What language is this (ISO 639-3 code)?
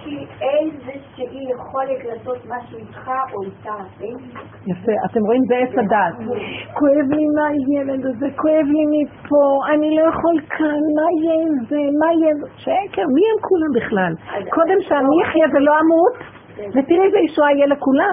heb